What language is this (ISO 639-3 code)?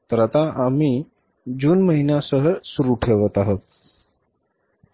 mar